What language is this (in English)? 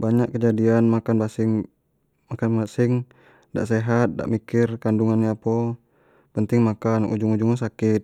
Jambi Malay